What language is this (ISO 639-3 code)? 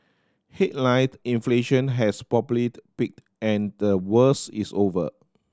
eng